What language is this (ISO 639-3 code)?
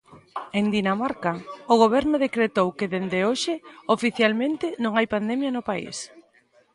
glg